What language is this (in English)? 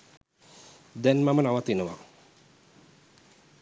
Sinhala